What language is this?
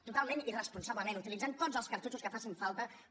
Catalan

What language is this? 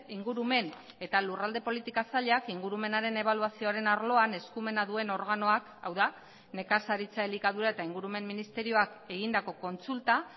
Basque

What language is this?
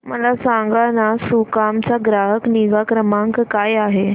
Marathi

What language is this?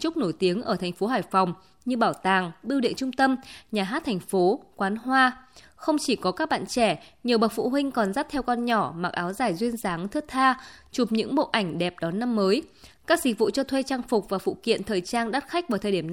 Vietnamese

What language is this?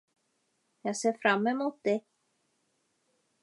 Swedish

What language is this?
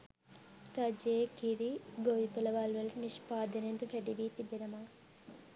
Sinhala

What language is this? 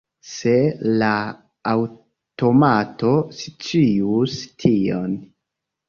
Esperanto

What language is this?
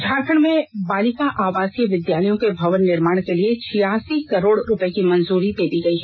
Hindi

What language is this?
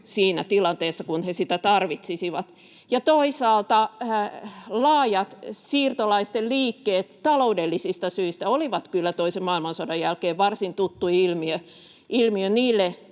Finnish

